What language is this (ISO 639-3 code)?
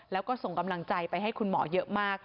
tha